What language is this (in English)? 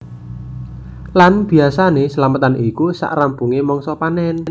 Javanese